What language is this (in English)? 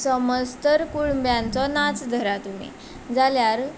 Konkani